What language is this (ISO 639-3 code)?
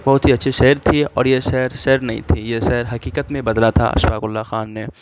urd